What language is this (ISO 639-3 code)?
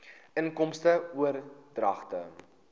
afr